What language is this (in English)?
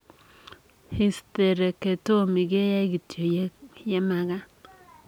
Kalenjin